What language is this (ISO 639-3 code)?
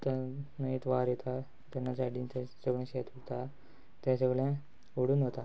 kok